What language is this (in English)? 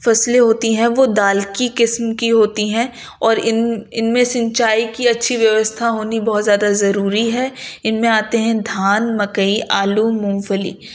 Urdu